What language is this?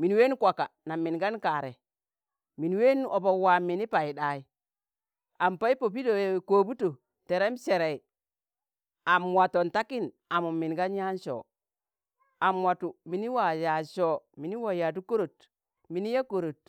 Tangale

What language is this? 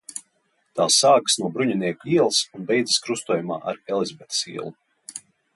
Latvian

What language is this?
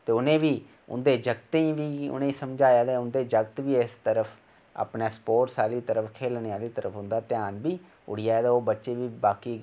Dogri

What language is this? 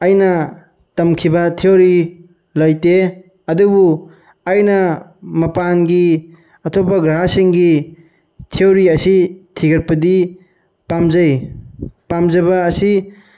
Manipuri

